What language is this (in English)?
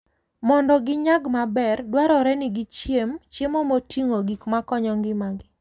Luo (Kenya and Tanzania)